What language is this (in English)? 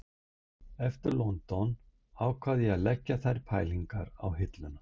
Icelandic